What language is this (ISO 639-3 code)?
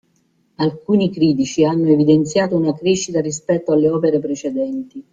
ita